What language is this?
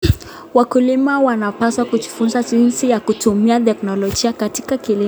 Kalenjin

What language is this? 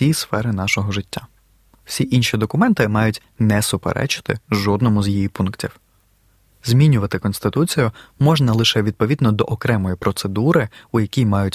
Ukrainian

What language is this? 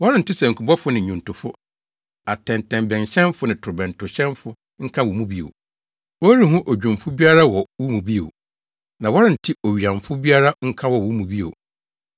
Akan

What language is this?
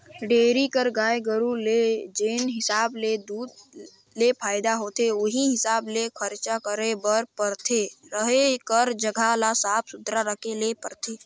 Chhattisgarhi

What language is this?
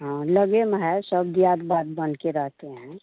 Hindi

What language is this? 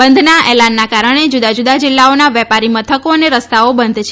Gujarati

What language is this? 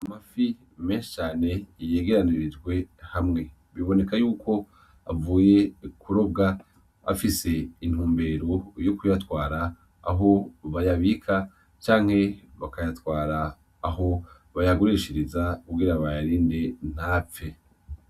Rundi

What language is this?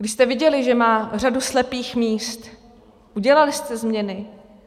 Czech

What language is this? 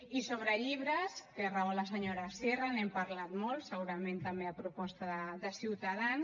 Catalan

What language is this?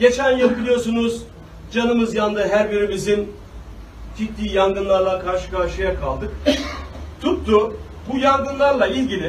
Turkish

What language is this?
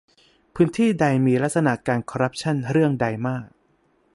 Thai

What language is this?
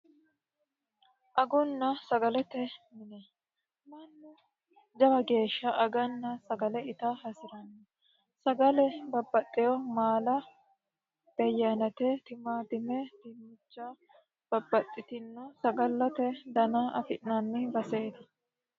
Sidamo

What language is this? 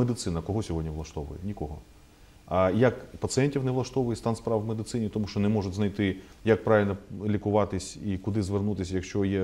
Ukrainian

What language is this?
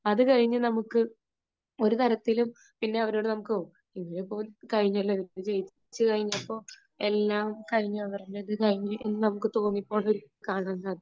Malayalam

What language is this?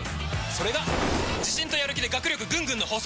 Japanese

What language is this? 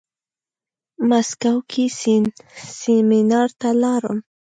Pashto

